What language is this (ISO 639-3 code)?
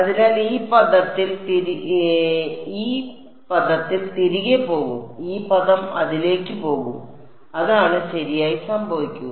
mal